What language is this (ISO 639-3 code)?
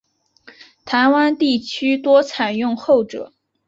zho